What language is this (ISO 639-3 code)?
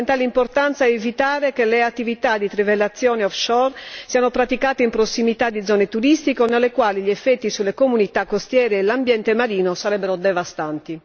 ita